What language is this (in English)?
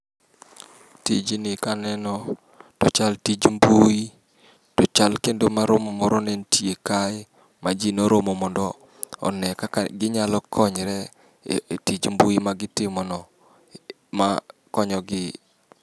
Luo (Kenya and Tanzania)